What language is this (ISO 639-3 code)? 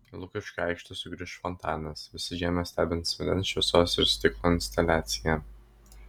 lit